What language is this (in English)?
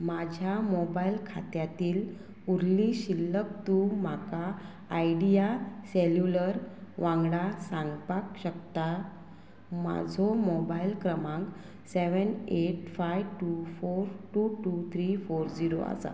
Konkani